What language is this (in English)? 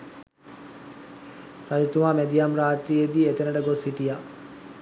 Sinhala